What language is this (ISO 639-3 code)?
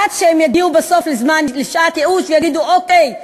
heb